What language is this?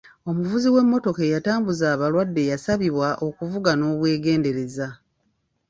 Ganda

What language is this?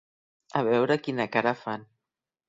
Catalan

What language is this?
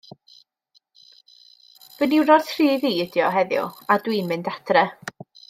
Welsh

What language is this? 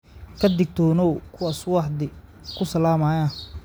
Somali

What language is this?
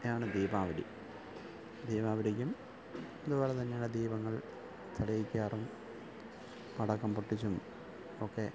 Malayalam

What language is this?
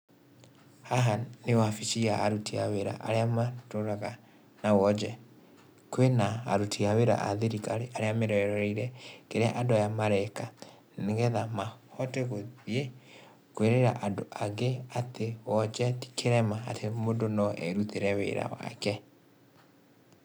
Kikuyu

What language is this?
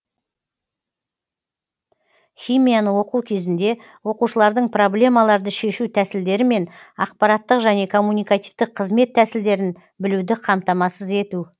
Kazakh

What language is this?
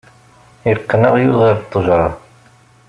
Kabyle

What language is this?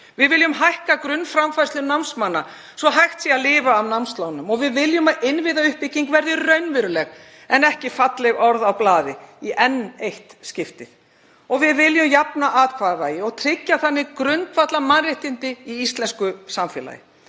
Icelandic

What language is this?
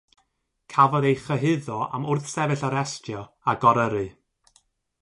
Welsh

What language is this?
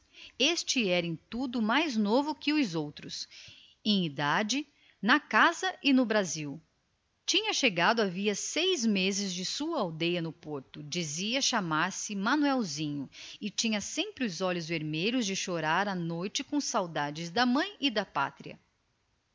Portuguese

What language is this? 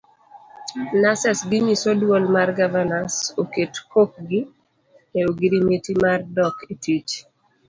Luo (Kenya and Tanzania)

